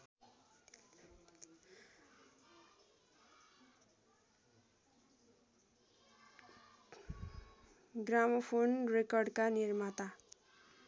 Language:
Nepali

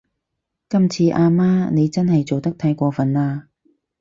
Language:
Cantonese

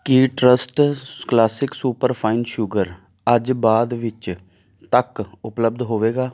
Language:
Punjabi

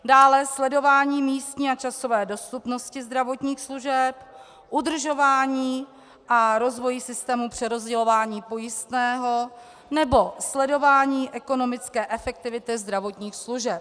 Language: Czech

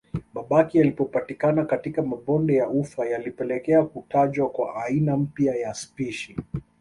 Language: Swahili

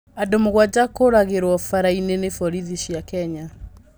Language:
Kikuyu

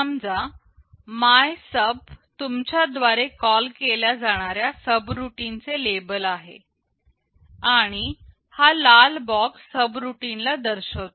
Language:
Marathi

